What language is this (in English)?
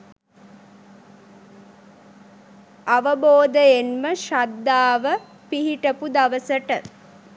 Sinhala